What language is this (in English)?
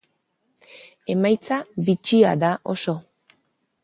Basque